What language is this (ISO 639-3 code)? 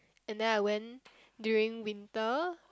eng